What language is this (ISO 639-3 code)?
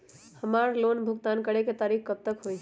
mag